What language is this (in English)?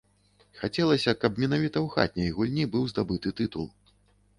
Belarusian